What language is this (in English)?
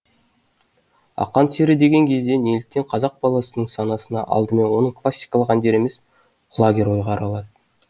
Kazakh